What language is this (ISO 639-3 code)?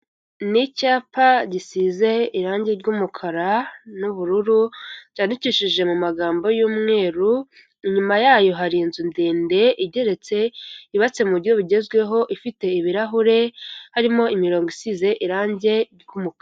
kin